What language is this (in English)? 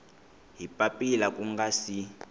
Tsonga